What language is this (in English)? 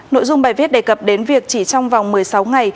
Vietnamese